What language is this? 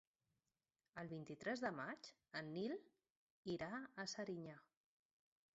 Catalan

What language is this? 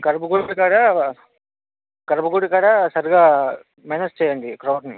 Telugu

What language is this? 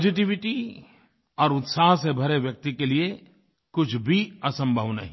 Hindi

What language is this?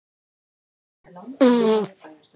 Icelandic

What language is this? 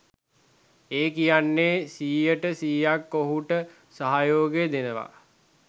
Sinhala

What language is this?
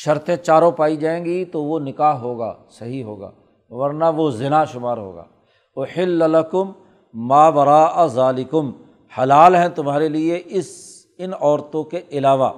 Urdu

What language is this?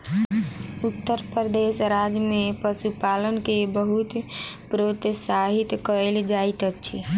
Maithili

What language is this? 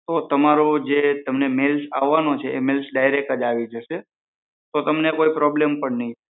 Gujarati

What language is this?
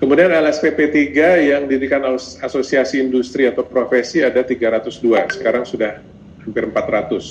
Indonesian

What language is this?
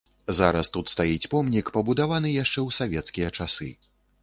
Belarusian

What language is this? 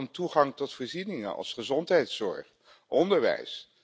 Dutch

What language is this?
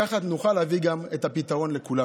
Hebrew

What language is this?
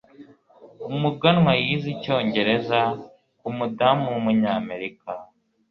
Kinyarwanda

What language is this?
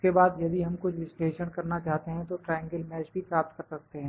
Hindi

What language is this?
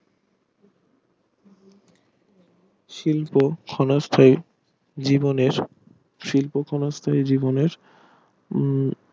Bangla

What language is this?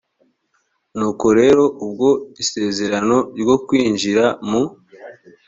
Kinyarwanda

